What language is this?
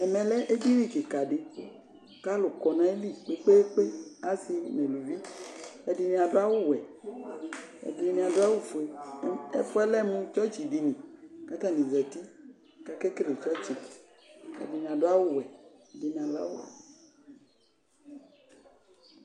Ikposo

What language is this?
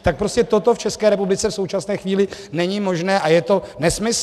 Czech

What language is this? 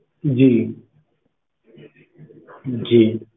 Punjabi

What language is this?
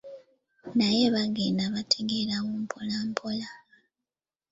Ganda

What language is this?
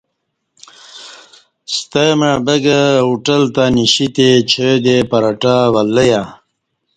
Kati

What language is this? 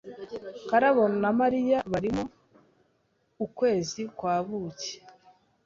Kinyarwanda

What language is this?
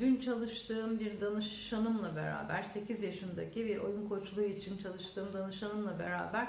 Turkish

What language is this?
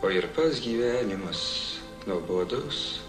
Lithuanian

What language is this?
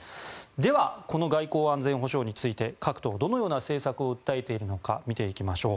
Japanese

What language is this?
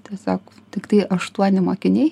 Lithuanian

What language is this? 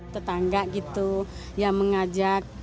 Indonesian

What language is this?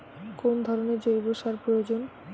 Bangla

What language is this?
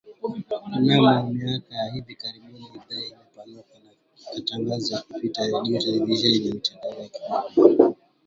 Swahili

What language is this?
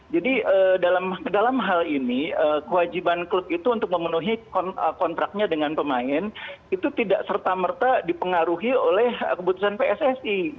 Indonesian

